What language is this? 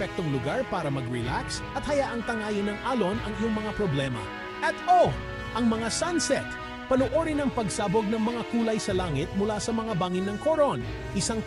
Filipino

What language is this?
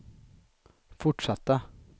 Swedish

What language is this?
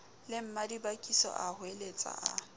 Southern Sotho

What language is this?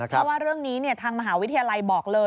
Thai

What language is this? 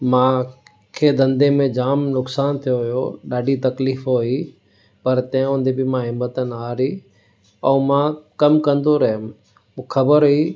Sindhi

